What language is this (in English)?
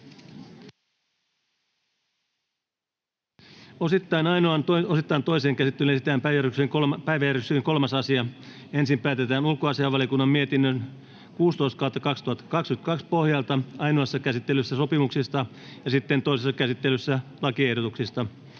Finnish